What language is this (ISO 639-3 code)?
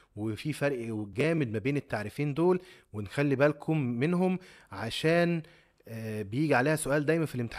ara